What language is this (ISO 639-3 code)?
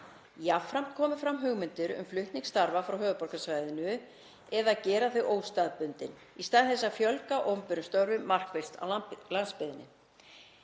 isl